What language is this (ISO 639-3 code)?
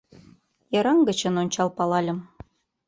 chm